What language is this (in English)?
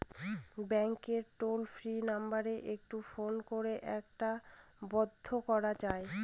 Bangla